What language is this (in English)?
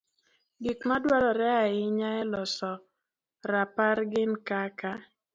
Luo (Kenya and Tanzania)